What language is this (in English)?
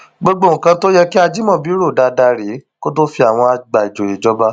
Yoruba